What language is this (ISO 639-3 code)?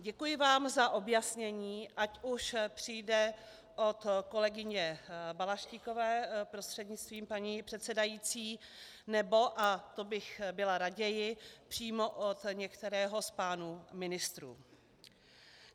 ces